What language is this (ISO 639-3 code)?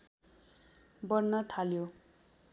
nep